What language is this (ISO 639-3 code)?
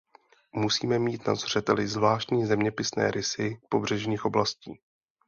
ces